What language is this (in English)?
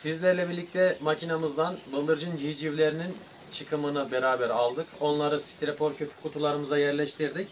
Turkish